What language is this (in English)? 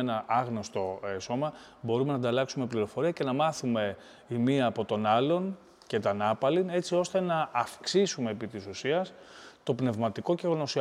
Greek